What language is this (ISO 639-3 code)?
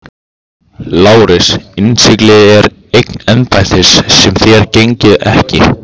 isl